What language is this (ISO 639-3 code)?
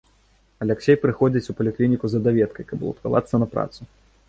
bel